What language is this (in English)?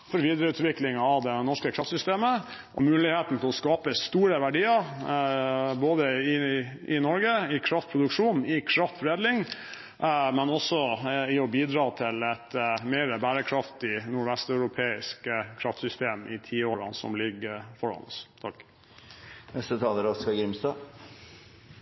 Norwegian